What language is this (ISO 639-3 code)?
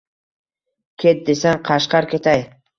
uzb